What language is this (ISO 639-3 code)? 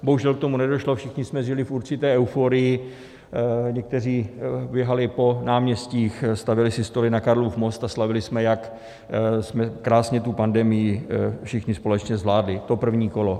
ces